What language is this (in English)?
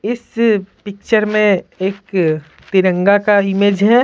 Hindi